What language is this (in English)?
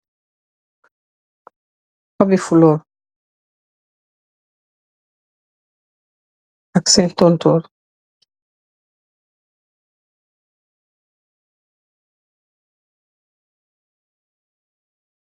Wolof